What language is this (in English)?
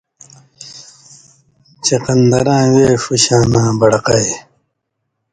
Indus Kohistani